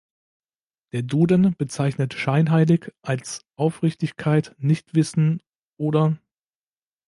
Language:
German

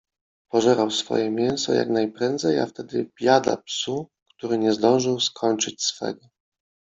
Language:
Polish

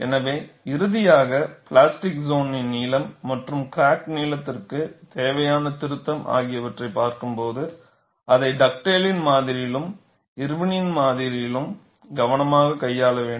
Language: Tamil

